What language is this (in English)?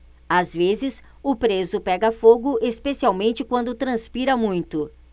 Portuguese